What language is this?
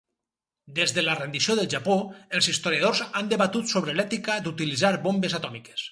Catalan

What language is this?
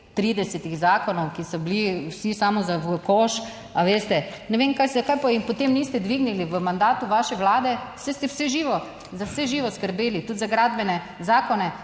Slovenian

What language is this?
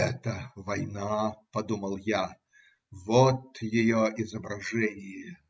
Russian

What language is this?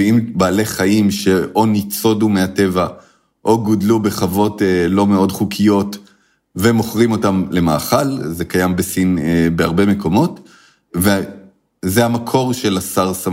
Hebrew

